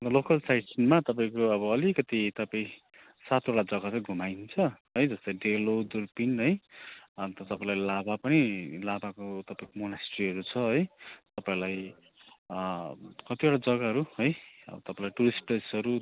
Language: Nepali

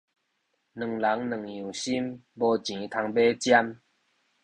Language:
Min Nan Chinese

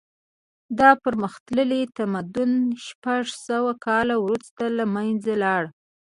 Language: Pashto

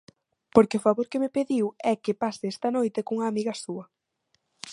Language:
Galician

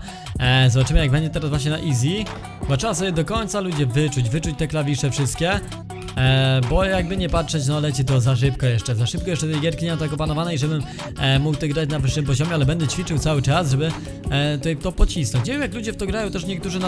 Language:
Polish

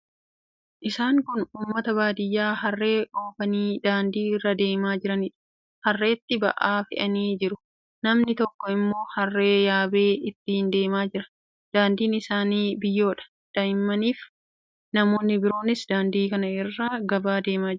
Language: Oromo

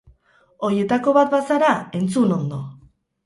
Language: Basque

